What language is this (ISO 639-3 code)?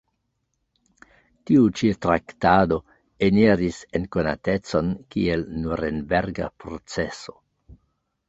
epo